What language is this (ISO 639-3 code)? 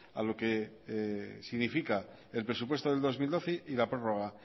spa